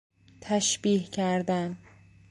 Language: Persian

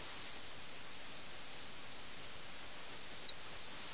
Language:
Malayalam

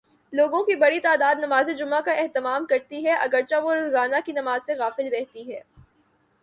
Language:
Urdu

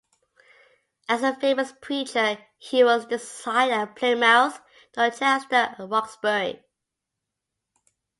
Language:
English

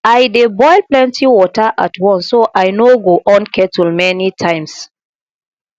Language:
Nigerian Pidgin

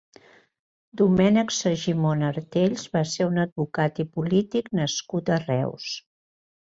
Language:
Catalan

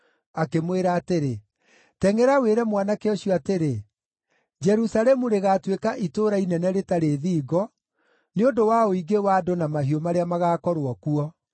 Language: Kikuyu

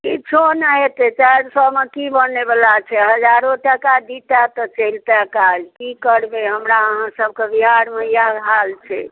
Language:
Maithili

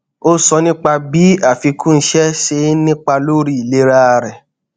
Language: Yoruba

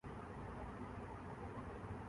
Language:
Urdu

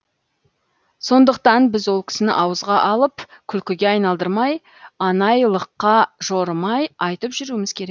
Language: Kazakh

